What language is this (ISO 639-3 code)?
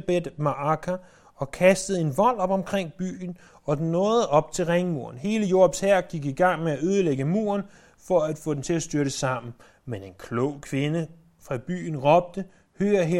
dan